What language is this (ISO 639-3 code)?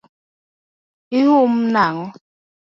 luo